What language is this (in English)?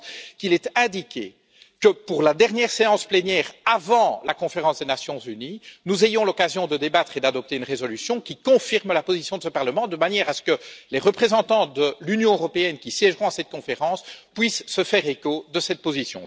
French